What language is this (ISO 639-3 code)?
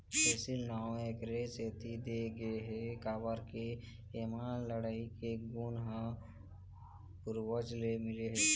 hne